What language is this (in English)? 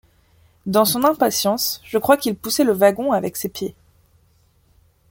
French